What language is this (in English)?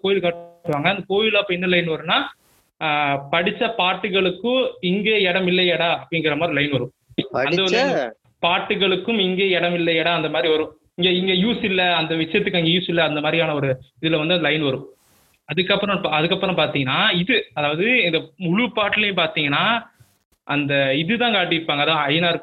Tamil